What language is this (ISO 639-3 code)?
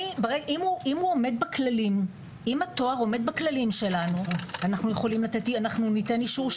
heb